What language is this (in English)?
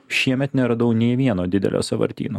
Lithuanian